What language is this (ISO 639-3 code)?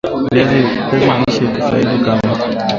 swa